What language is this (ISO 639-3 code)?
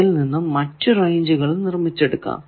mal